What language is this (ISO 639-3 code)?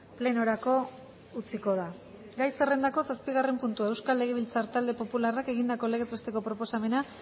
eus